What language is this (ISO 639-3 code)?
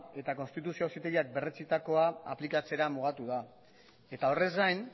eus